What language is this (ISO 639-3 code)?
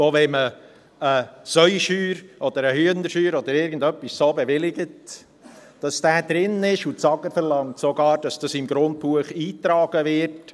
gsw